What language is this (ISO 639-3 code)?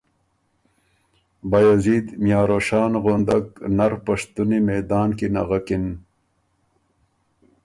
oru